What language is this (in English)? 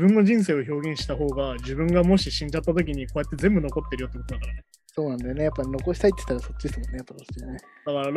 Japanese